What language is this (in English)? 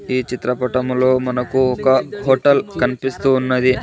Telugu